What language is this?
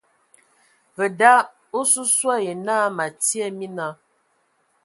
Ewondo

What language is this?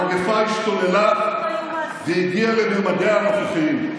Hebrew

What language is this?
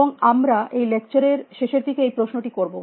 Bangla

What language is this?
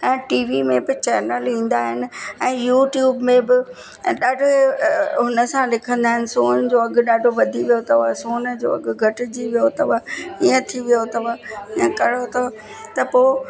Sindhi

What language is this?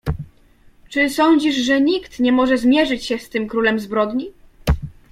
Polish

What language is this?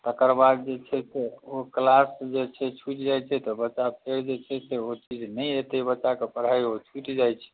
Maithili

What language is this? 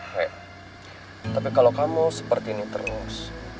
Indonesian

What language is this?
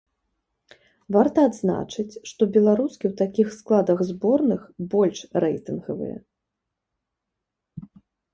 Belarusian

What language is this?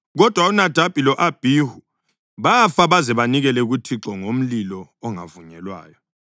North Ndebele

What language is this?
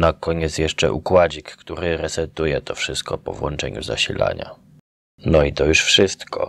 Polish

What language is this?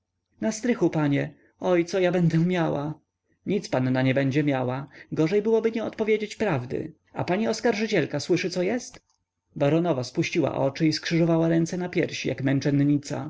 Polish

